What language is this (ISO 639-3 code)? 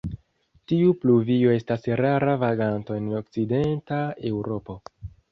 epo